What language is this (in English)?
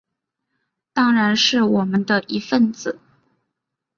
Chinese